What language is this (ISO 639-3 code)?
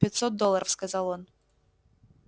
rus